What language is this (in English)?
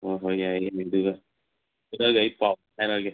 Manipuri